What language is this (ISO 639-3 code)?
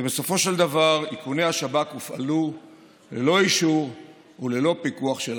heb